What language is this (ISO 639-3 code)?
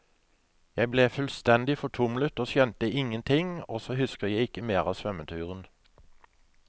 nor